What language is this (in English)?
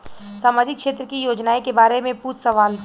Bhojpuri